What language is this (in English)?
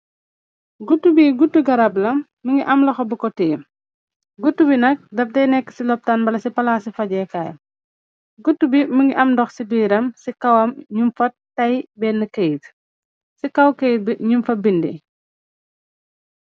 Wolof